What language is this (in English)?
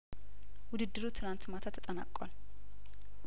Amharic